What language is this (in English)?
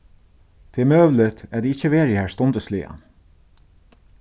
Faroese